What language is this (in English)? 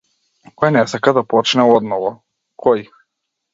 Macedonian